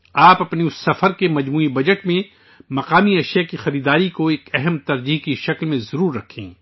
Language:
Urdu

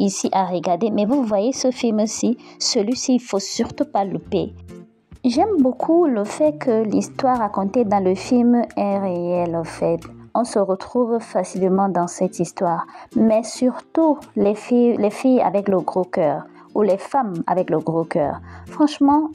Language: French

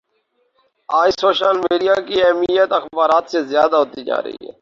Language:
Urdu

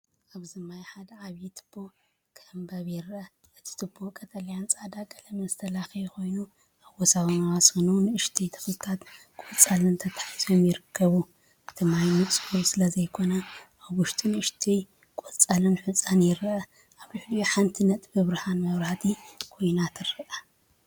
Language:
Tigrinya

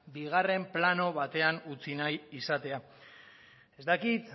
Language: Basque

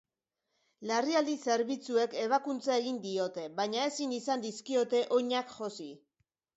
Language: Basque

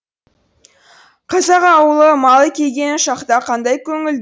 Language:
Kazakh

